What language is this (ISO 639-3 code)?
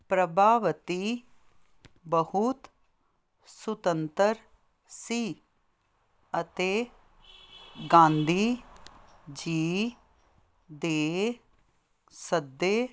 pan